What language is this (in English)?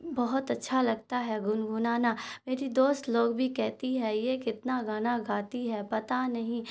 Urdu